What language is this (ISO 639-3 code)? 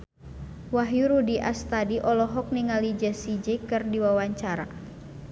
sun